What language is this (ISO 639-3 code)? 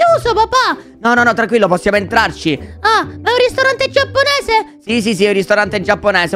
ita